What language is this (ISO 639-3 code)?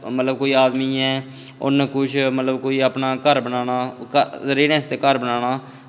doi